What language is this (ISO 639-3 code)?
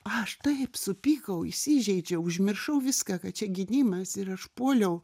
lit